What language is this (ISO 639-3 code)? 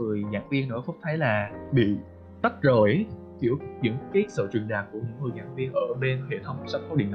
vie